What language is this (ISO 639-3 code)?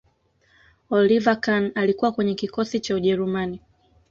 swa